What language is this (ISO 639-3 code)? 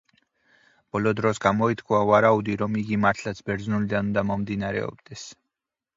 kat